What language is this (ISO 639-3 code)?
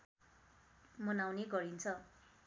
nep